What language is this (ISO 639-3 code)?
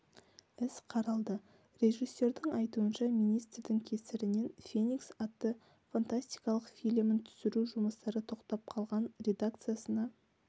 kaz